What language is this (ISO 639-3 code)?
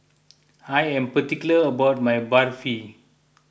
eng